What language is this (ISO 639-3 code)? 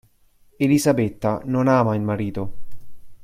ita